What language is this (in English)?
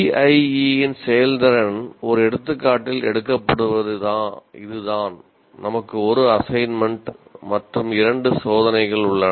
Tamil